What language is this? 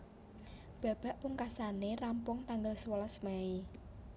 Javanese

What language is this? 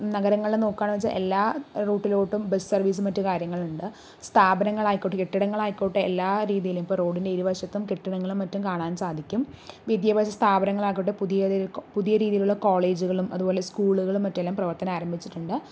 Malayalam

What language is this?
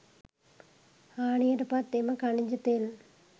Sinhala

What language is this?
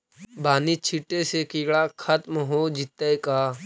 Magahi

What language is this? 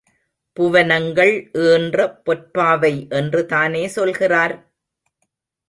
Tamil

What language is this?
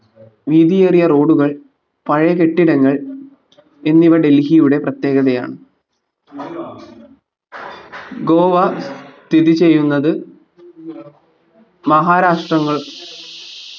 Malayalam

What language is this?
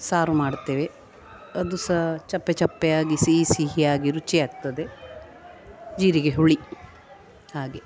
Kannada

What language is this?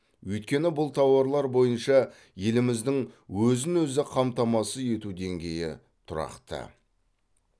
Kazakh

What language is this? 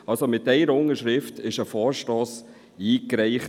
Swiss German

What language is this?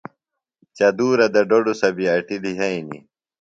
Phalura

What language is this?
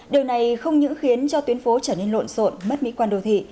Vietnamese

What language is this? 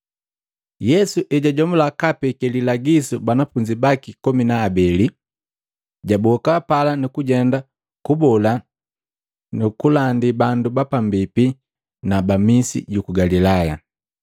Matengo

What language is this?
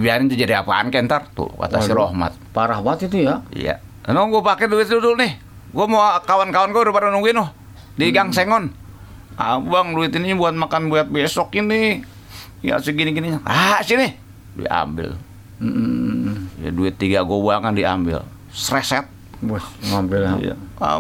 Indonesian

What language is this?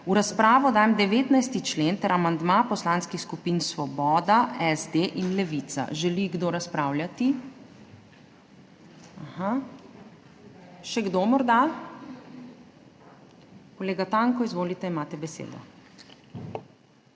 Slovenian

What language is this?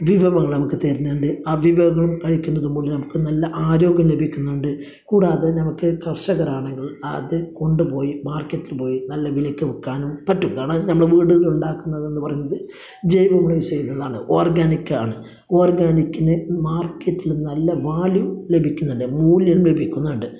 Malayalam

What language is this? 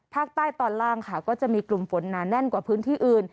Thai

